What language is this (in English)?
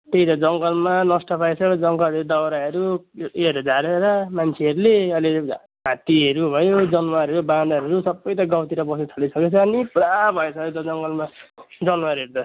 Nepali